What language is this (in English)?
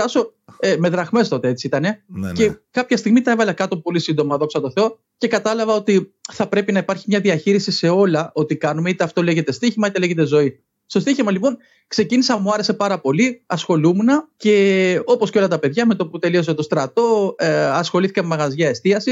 Greek